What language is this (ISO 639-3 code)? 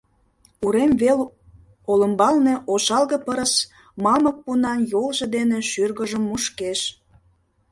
chm